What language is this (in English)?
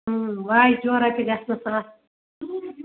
Kashmiri